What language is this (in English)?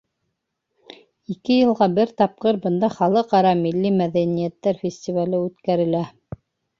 Bashkir